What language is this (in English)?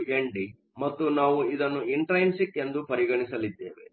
Kannada